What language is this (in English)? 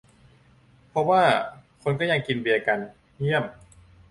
Thai